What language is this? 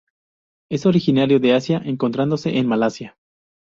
Spanish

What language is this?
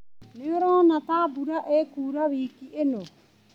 Kikuyu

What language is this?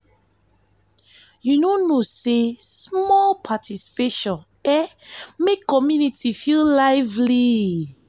Nigerian Pidgin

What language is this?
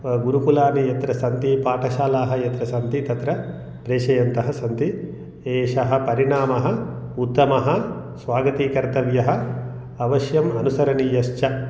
Sanskrit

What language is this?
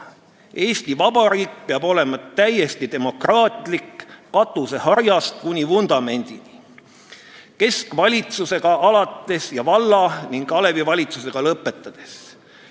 Estonian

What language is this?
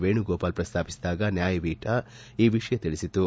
Kannada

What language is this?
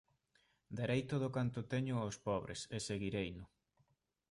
Galician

